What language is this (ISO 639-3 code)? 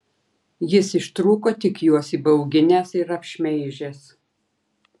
lit